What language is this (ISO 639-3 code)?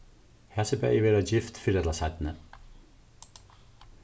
fao